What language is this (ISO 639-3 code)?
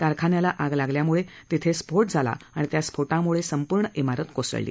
mar